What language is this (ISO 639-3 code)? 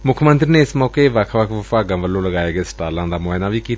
pan